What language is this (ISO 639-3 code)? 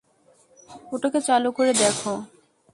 ben